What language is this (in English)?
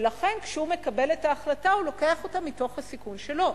Hebrew